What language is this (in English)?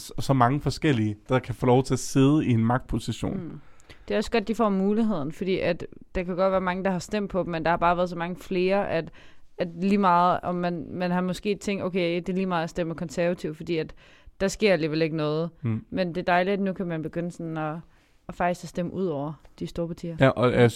Danish